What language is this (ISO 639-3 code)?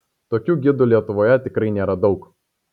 lit